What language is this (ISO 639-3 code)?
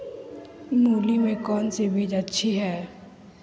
mag